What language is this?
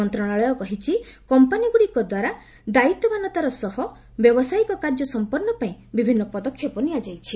Odia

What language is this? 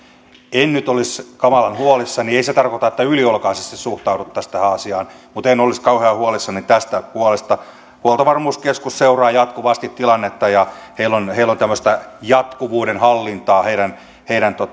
Finnish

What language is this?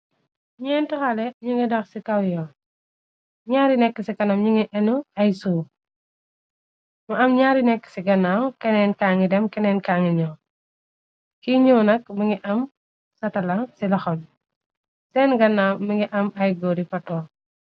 Wolof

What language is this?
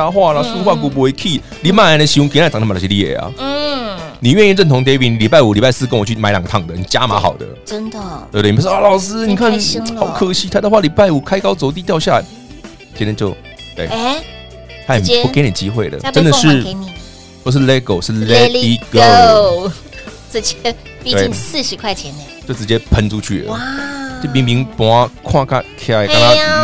Chinese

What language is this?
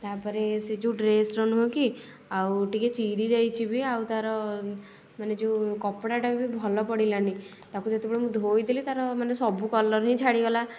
Odia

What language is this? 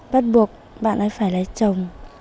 Vietnamese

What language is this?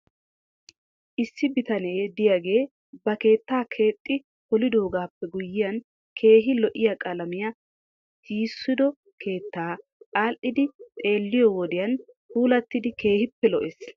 Wolaytta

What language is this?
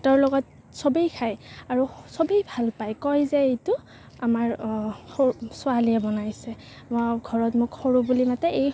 Assamese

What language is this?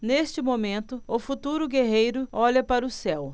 Portuguese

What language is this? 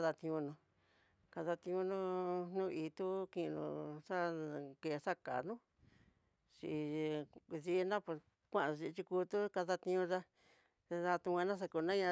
Tidaá Mixtec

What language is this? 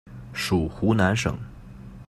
Chinese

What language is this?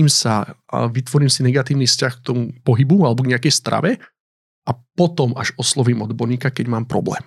Slovak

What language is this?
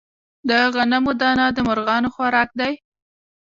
Pashto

